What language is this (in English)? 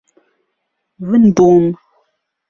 Central Kurdish